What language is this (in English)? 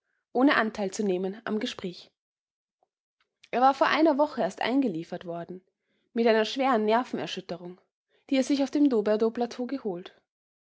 German